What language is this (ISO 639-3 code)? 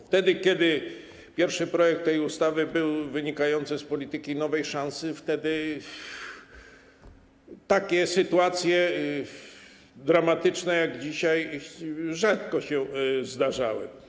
pol